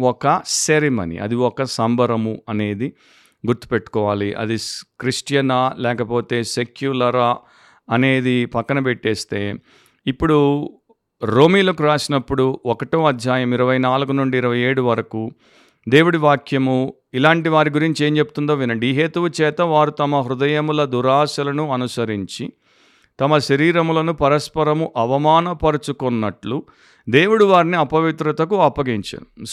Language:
Telugu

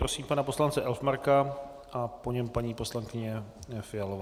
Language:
Czech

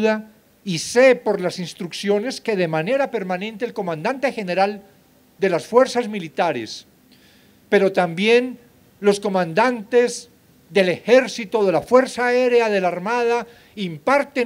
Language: Spanish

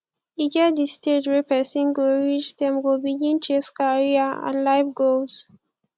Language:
Nigerian Pidgin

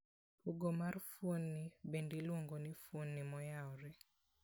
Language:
Luo (Kenya and Tanzania)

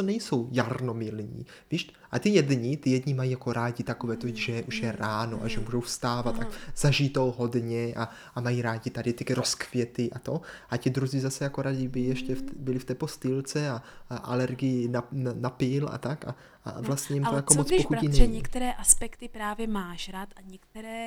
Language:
Czech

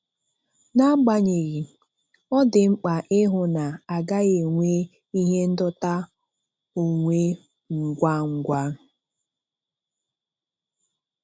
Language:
Igbo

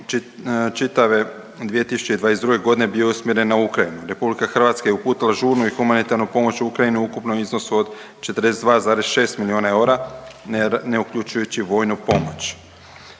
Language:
Croatian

